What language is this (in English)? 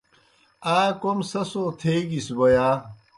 Kohistani Shina